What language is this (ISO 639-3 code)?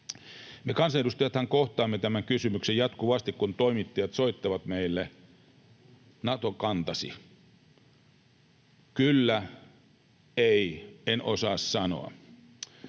fin